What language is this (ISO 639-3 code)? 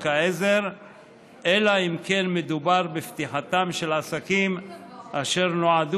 heb